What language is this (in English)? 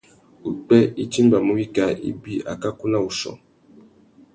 Tuki